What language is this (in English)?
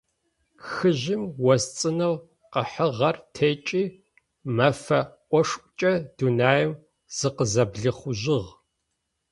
Adyghe